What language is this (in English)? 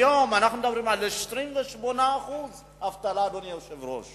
Hebrew